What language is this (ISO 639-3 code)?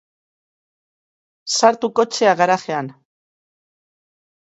eus